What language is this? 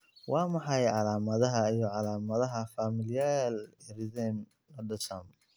Somali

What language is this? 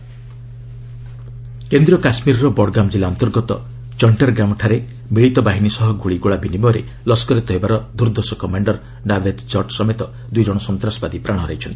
Odia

